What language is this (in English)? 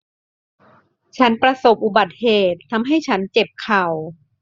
Thai